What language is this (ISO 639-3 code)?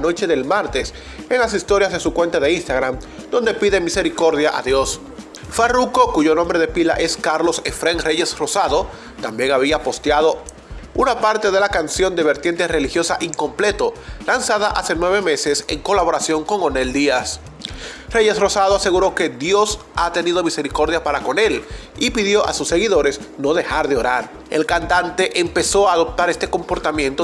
spa